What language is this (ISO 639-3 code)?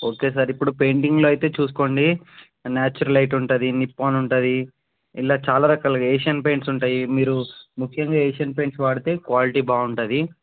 tel